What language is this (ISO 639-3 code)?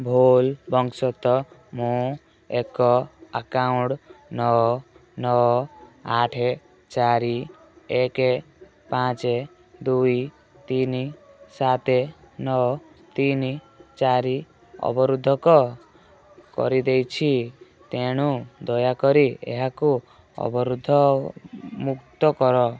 ori